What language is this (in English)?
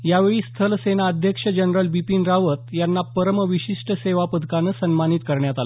Marathi